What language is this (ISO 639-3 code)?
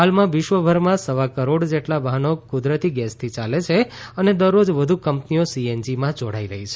guj